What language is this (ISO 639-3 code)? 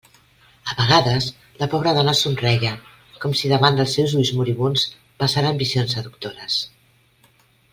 cat